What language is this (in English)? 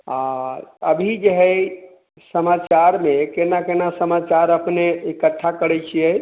Maithili